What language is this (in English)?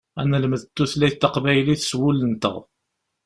Kabyle